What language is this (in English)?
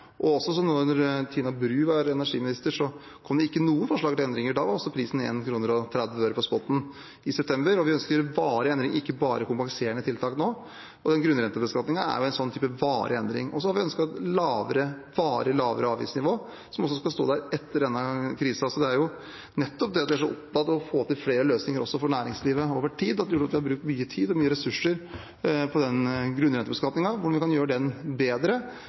Norwegian Bokmål